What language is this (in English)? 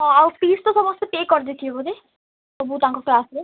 Odia